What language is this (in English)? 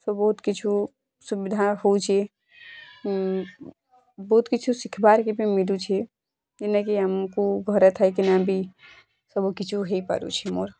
Odia